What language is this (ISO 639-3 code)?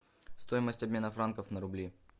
rus